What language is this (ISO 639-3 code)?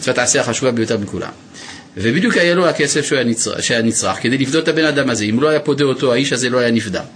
heb